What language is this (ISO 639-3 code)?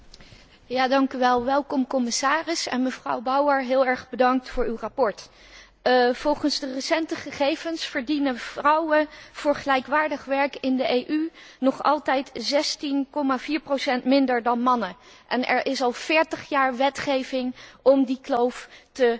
nld